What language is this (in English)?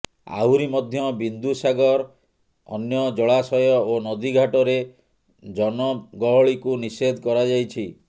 Odia